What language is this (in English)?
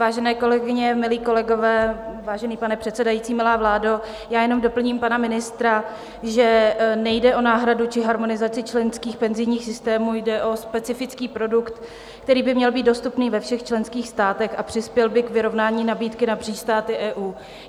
Czech